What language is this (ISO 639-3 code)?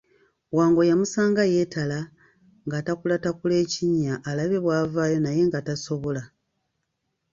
lug